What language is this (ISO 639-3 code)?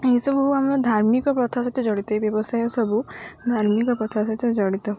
ori